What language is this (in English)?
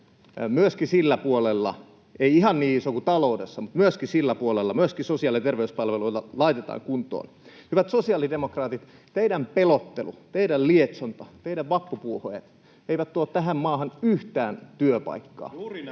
Finnish